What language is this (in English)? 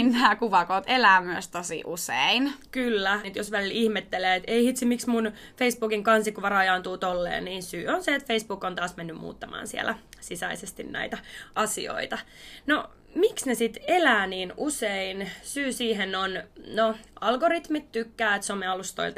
Finnish